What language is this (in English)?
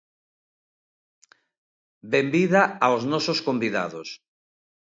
Galician